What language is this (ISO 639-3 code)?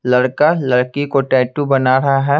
hin